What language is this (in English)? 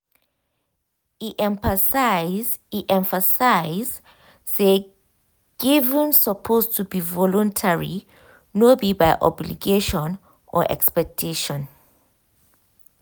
Nigerian Pidgin